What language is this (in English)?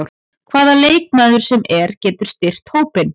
Icelandic